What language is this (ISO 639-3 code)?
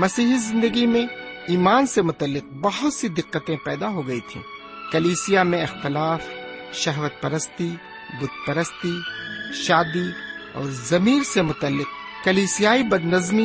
urd